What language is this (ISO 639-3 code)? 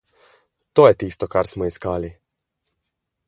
slv